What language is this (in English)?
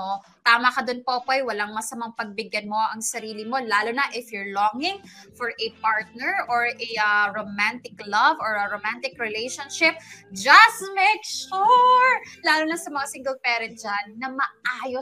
Filipino